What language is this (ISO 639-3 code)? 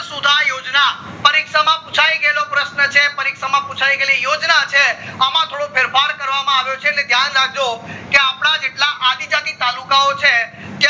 guj